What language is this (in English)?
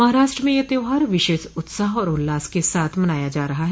Hindi